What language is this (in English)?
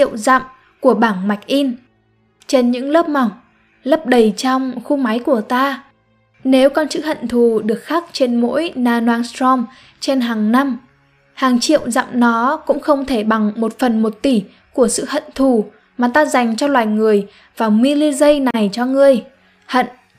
Vietnamese